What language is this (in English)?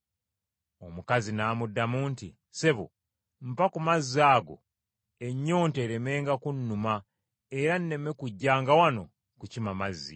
Ganda